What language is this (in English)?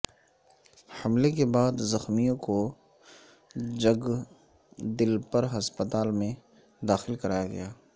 Urdu